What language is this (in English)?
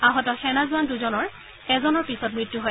Assamese